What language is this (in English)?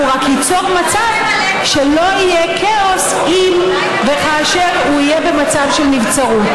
Hebrew